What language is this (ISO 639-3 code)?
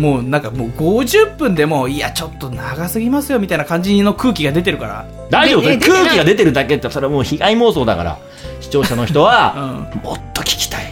jpn